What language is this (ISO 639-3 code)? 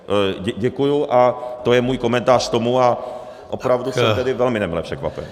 ces